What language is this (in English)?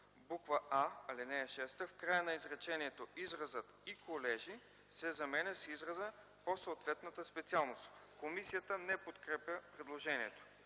Bulgarian